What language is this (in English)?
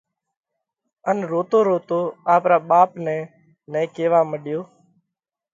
Parkari Koli